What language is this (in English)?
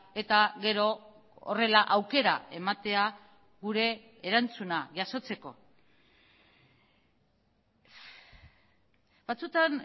Basque